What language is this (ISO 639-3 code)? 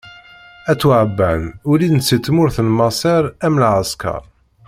kab